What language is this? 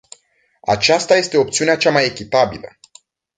Romanian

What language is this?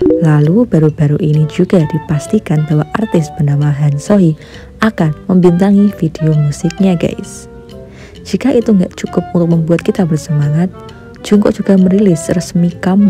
Indonesian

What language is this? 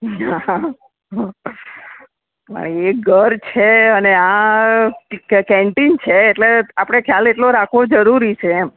Gujarati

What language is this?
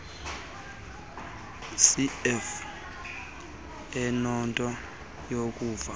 Xhosa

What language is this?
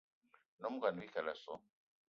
Eton (Cameroon)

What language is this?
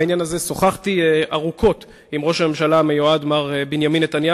Hebrew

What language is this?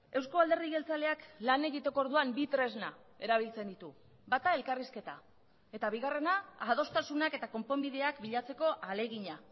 Basque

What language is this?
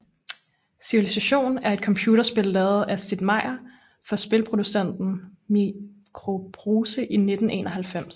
Danish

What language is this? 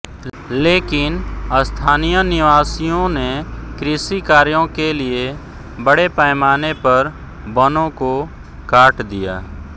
Hindi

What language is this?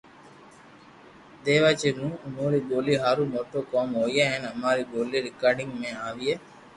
Loarki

